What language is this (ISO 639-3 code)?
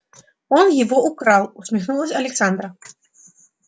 rus